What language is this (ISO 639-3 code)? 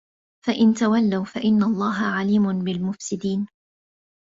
ara